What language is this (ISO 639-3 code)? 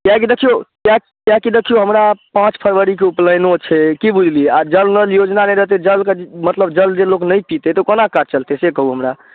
mai